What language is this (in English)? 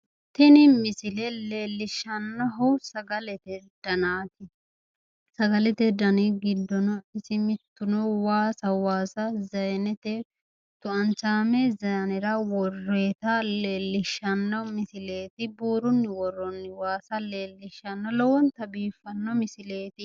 Sidamo